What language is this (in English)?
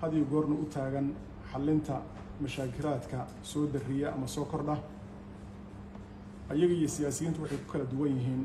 Arabic